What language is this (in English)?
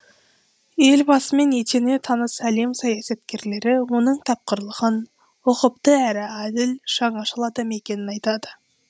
Kazakh